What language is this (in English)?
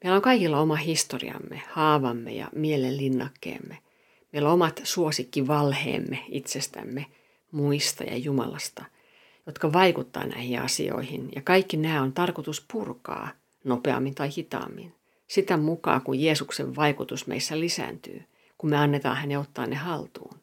Finnish